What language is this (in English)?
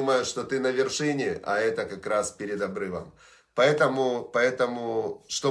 Russian